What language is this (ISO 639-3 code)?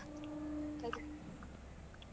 kan